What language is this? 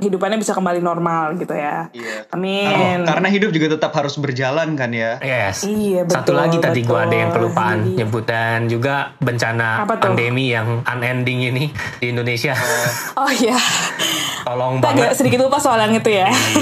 Indonesian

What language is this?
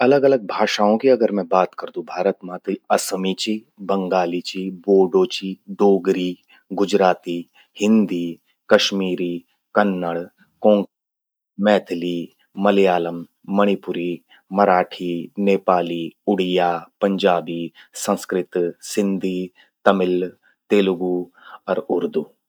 Garhwali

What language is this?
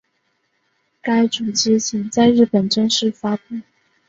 Chinese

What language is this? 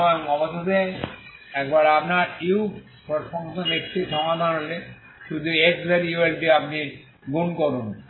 Bangla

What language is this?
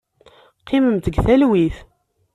Kabyle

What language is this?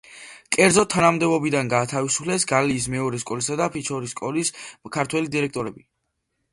Georgian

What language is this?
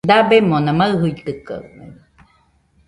Nüpode Huitoto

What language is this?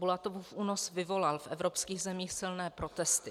Czech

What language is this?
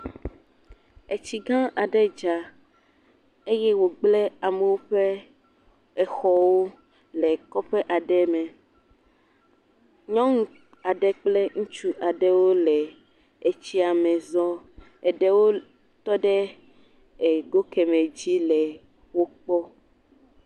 Ewe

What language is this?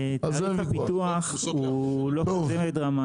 Hebrew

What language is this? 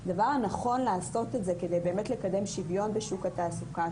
Hebrew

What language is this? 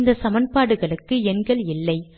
Tamil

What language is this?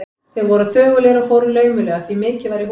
Icelandic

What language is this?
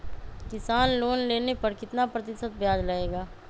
Magahi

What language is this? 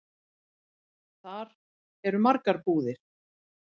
Icelandic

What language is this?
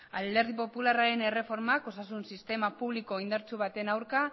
Basque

